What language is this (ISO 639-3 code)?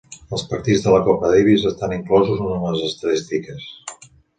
cat